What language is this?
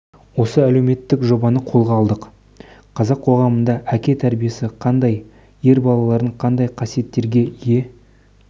Kazakh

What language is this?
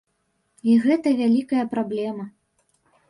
Belarusian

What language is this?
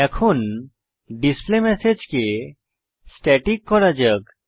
Bangla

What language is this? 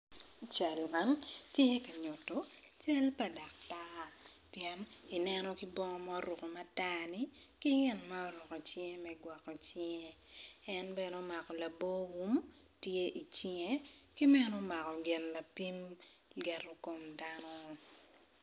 Acoli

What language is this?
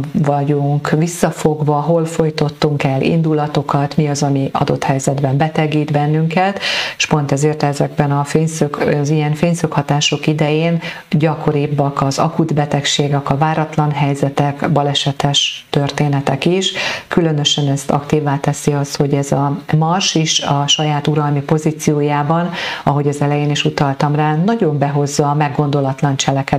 Hungarian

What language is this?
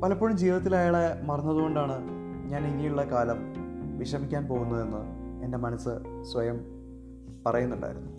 Malayalam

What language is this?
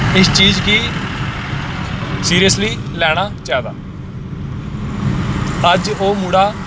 Dogri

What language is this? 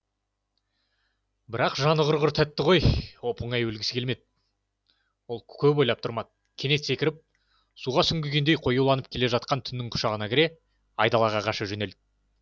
Kazakh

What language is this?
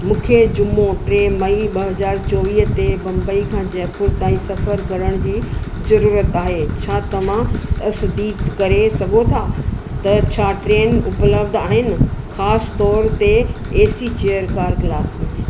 Sindhi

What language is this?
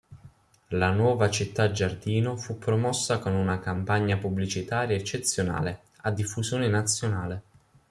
Italian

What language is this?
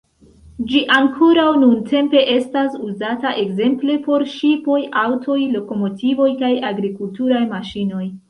Esperanto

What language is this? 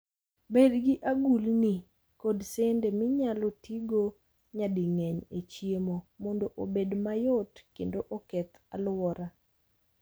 Luo (Kenya and Tanzania)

